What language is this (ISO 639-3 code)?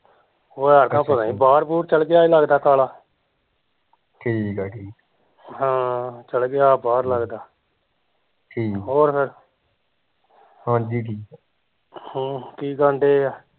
pan